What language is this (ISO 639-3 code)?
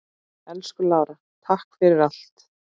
isl